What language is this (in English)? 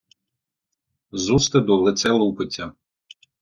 Ukrainian